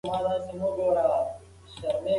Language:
Pashto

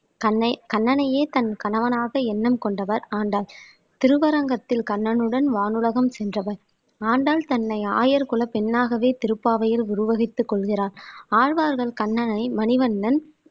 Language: Tamil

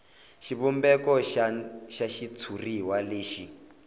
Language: Tsonga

